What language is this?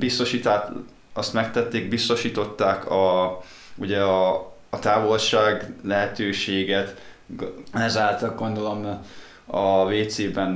Hungarian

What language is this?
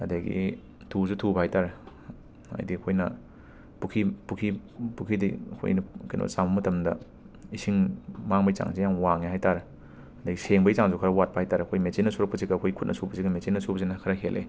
Manipuri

